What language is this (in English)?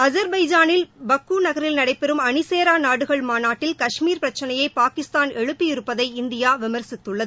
Tamil